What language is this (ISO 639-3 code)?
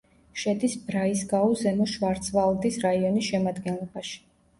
kat